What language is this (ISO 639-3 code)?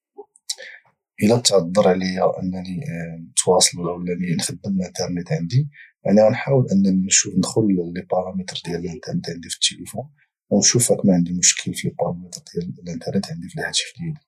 ary